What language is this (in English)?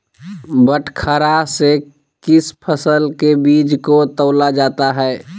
Magahi